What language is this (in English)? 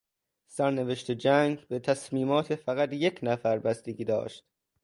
Persian